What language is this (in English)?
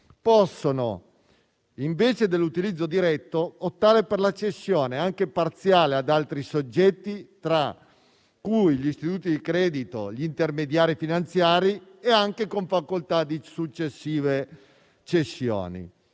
Italian